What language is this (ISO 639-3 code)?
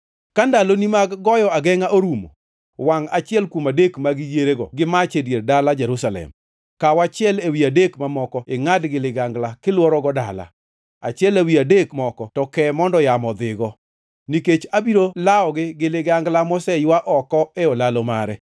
luo